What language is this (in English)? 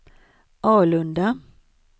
Swedish